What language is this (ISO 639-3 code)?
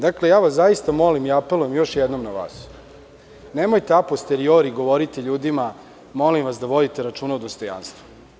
srp